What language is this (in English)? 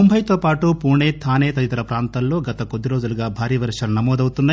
Telugu